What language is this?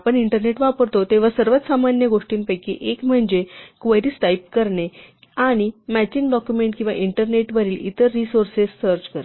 Marathi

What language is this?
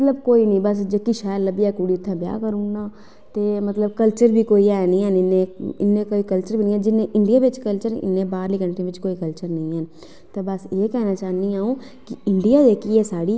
Dogri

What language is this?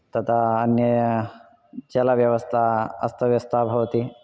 Sanskrit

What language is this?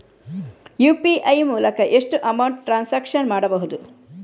Kannada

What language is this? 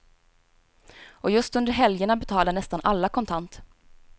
Swedish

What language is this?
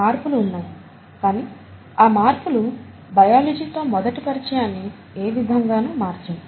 Telugu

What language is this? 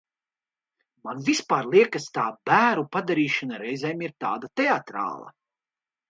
Latvian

